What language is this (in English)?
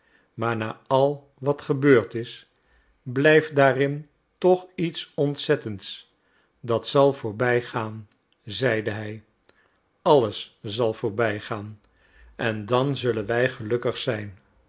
Dutch